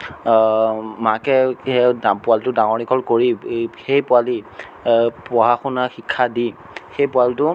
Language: Assamese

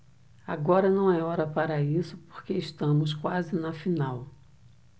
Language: Portuguese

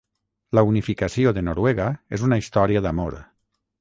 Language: Catalan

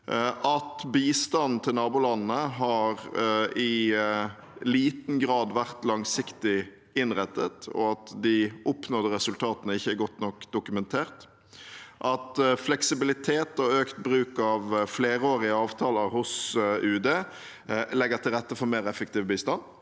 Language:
Norwegian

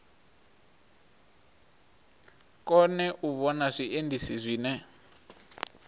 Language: Venda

